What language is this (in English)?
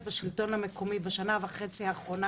Hebrew